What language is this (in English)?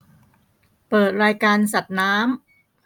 Thai